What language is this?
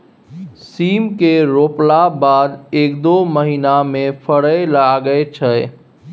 Maithili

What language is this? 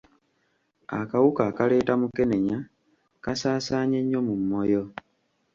Ganda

